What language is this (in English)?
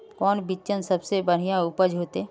Magahi